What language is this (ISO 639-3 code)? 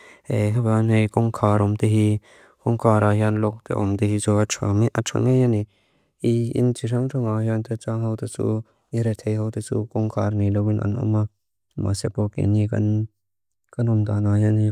lus